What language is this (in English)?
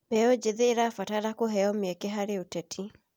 Kikuyu